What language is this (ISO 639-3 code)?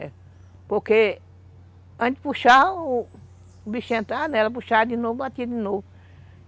por